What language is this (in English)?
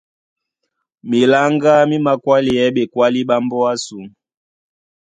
Duala